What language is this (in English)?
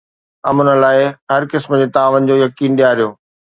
Sindhi